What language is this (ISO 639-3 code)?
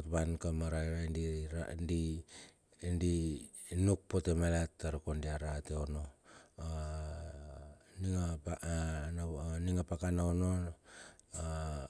bxf